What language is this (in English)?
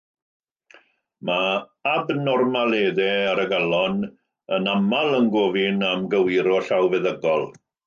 Welsh